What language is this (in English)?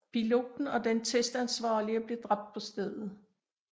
Danish